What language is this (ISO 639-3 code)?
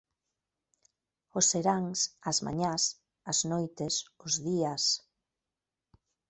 glg